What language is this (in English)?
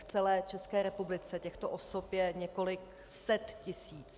Czech